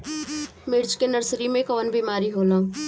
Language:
Bhojpuri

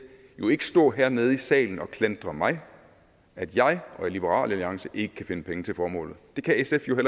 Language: Danish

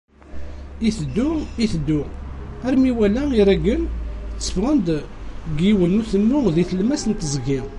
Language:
Kabyle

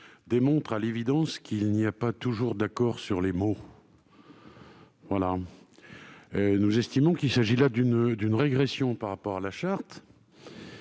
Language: French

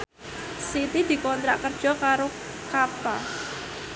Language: Javanese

